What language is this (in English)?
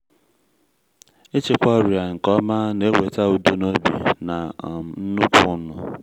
Igbo